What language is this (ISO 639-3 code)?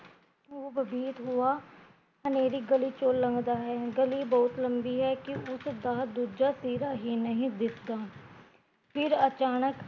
pan